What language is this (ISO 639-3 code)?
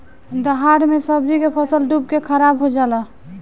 bho